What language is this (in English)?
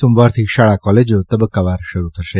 Gujarati